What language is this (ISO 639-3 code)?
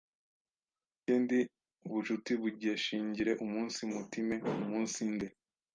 kin